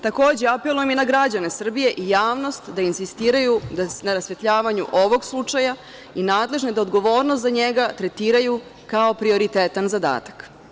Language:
Serbian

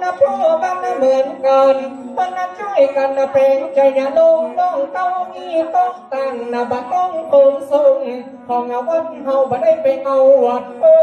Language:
Thai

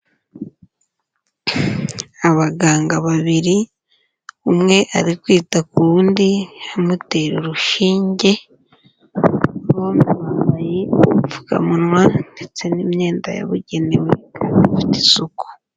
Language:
Kinyarwanda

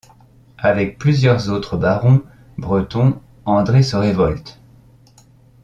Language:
French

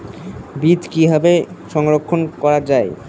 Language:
Bangla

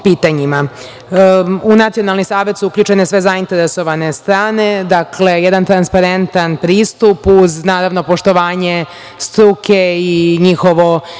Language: Serbian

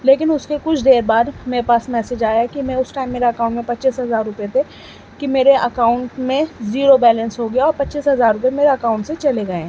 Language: Urdu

